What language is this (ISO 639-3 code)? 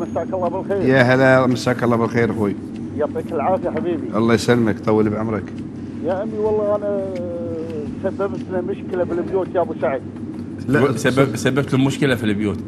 ara